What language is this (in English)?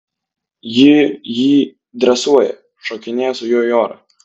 Lithuanian